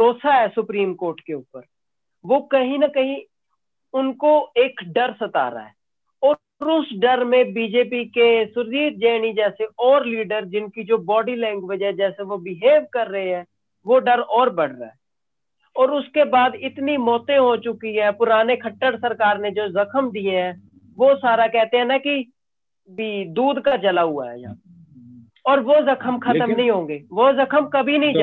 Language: Hindi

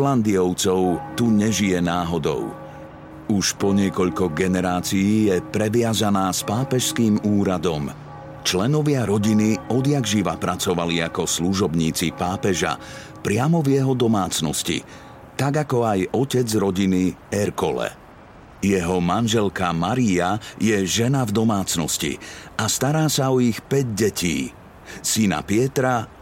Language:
Slovak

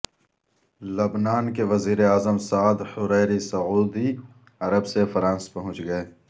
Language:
Urdu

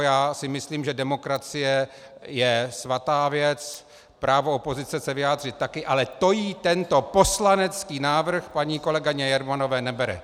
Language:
Czech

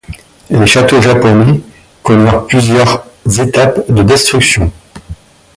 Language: French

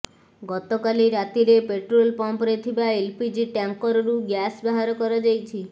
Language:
Odia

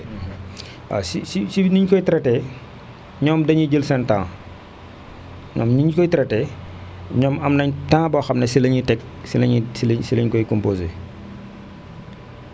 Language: Wolof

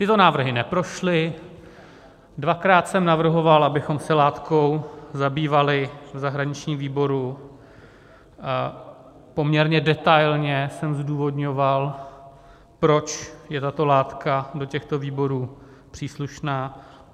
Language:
Czech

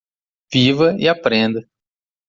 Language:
Portuguese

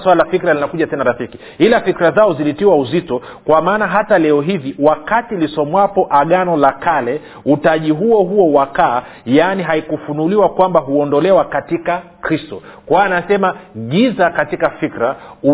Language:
Swahili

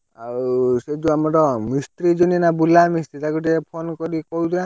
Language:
Odia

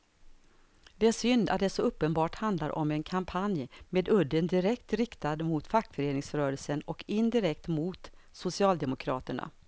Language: Swedish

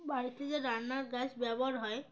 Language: Bangla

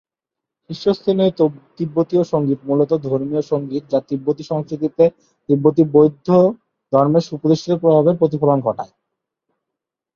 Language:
Bangla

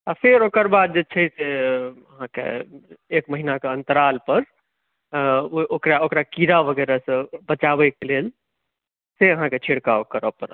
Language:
Maithili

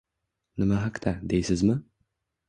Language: Uzbek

